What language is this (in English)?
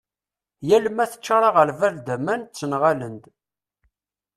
Kabyle